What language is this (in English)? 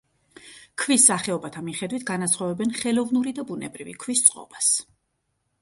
Georgian